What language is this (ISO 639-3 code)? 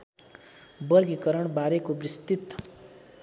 nep